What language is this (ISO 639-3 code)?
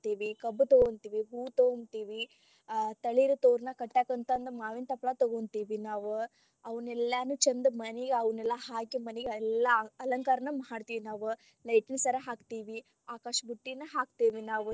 kan